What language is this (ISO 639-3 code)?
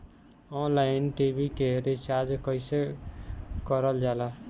bho